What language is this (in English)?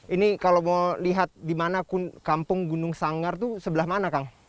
Indonesian